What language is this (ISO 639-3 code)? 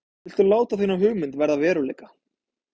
isl